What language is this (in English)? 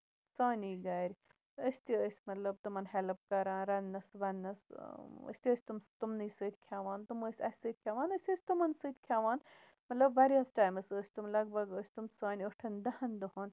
Kashmiri